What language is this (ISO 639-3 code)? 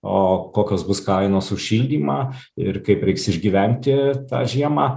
lit